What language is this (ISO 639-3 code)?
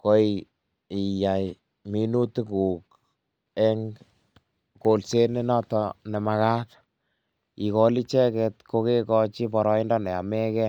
kln